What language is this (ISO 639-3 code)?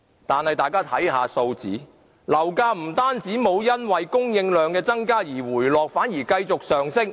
yue